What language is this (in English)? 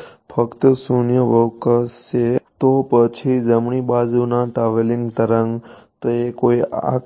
Gujarati